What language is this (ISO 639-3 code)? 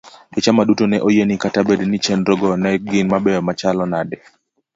luo